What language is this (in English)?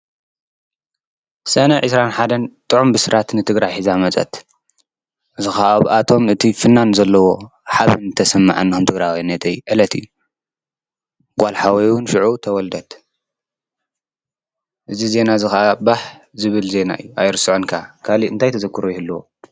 Tigrinya